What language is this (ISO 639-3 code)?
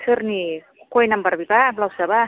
brx